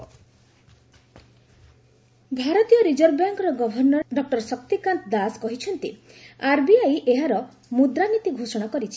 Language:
Odia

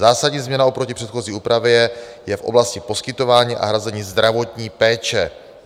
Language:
Czech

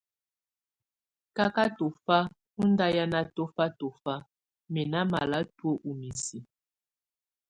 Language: Tunen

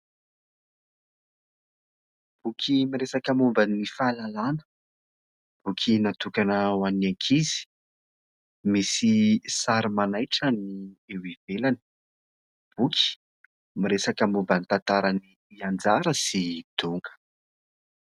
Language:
Malagasy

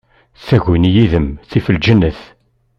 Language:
Kabyle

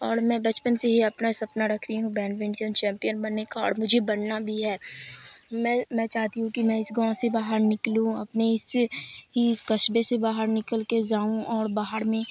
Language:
Urdu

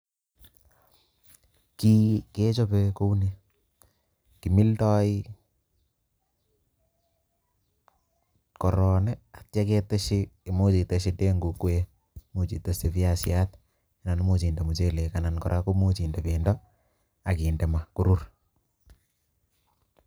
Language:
Kalenjin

